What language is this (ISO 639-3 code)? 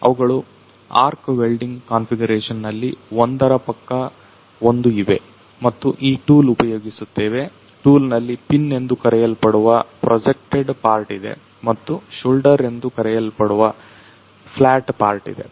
kan